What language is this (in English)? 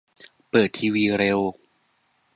Thai